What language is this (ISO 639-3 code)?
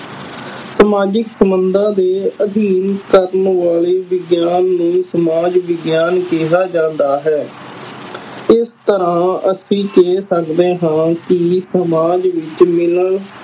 pan